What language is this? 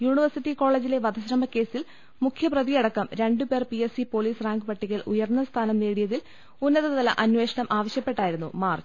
Malayalam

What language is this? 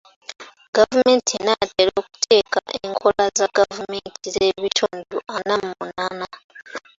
Ganda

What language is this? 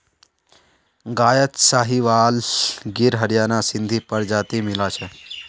Magahi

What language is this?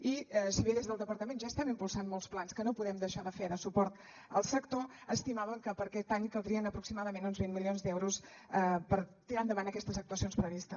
Catalan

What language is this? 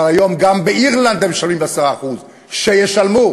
Hebrew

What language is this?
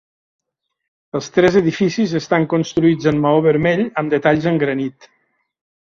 Catalan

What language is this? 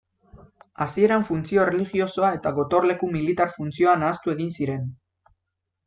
Basque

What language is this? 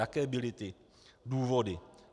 Czech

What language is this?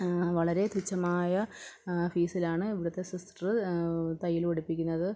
Malayalam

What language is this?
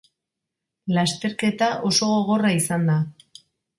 Basque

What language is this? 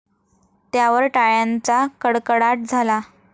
Marathi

